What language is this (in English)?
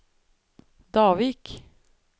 Norwegian